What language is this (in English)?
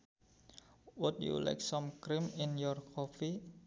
Sundanese